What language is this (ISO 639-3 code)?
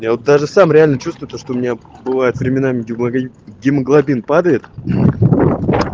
rus